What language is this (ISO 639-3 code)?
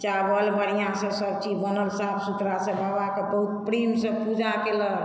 mai